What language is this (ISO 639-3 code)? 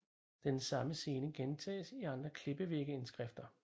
dan